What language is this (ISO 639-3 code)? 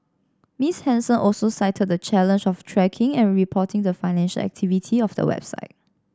eng